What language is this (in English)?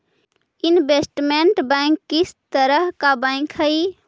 Magahi